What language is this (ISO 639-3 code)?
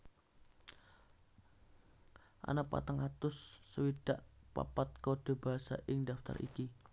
jav